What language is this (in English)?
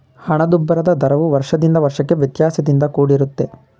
Kannada